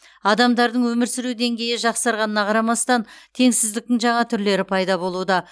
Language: Kazakh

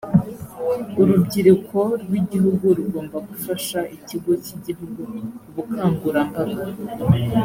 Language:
Kinyarwanda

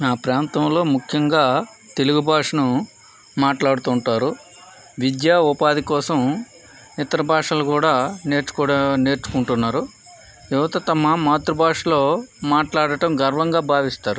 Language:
Telugu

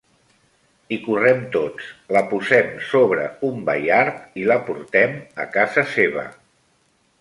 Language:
Catalan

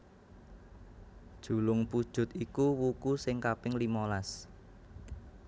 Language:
Javanese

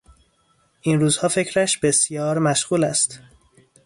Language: Persian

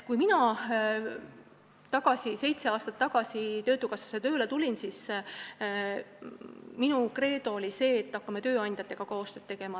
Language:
Estonian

